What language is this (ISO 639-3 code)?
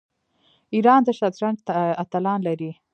pus